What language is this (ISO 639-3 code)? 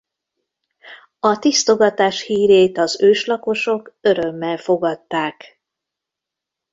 hun